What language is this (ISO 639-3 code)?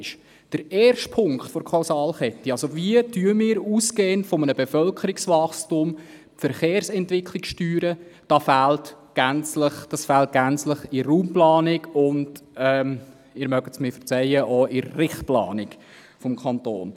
gsw